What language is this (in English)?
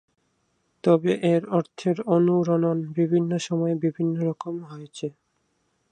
Bangla